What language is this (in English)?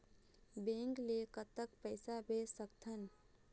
Chhattisgarhi